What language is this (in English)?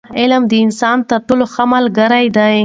Pashto